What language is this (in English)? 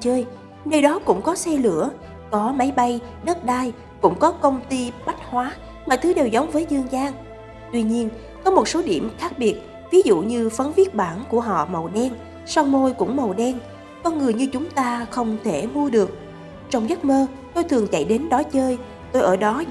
Vietnamese